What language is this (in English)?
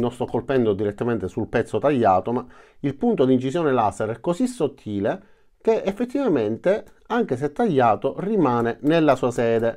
Italian